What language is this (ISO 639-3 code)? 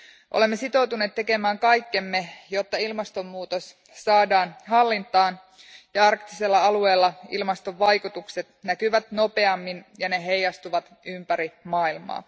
fin